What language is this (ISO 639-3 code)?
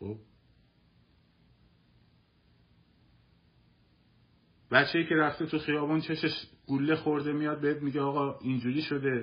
fas